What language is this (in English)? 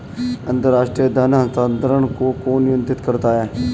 Hindi